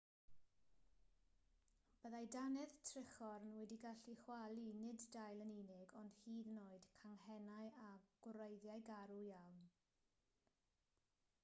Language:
Welsh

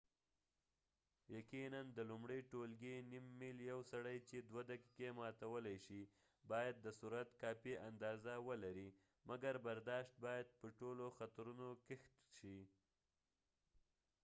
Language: Pashto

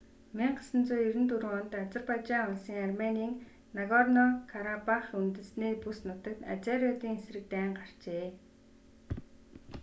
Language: Mongolian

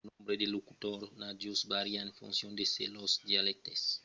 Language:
Occitan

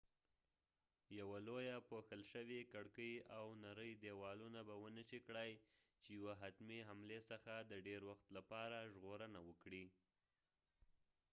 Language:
Pashto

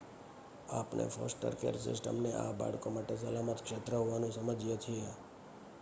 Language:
Gujarati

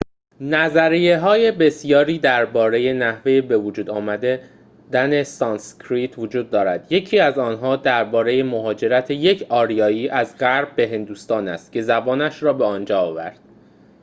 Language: Persian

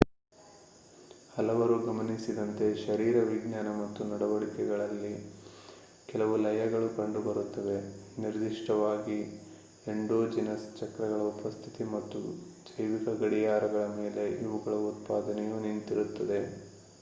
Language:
Kannada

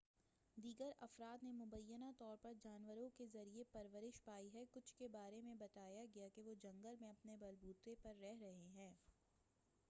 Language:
Urdu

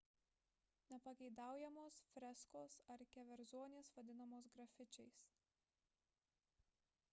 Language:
Lithuanian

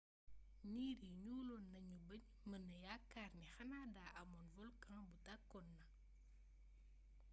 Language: Wolof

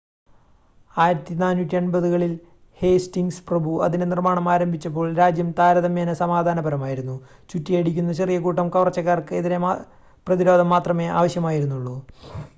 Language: Malayalam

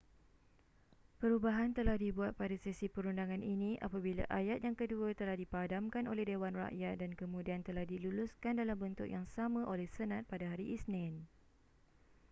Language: Malay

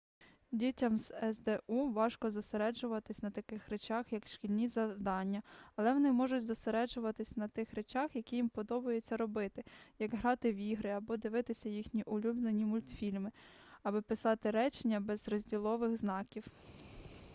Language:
Ukrainian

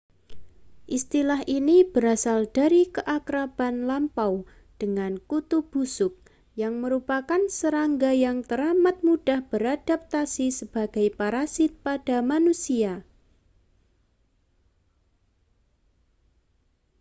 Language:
Indonesian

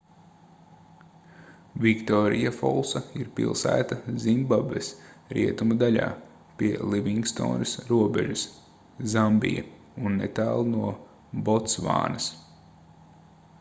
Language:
Latvian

